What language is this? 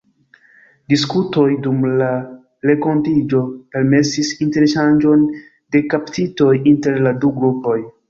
Esperanto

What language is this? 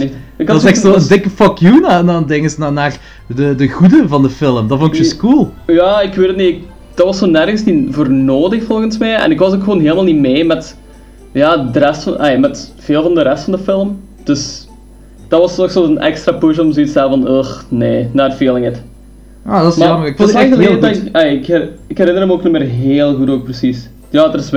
Dutch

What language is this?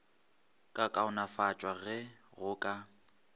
Northern Sotho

